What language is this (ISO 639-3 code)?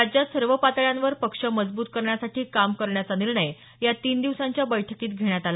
mar